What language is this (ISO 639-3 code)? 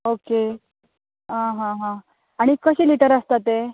kok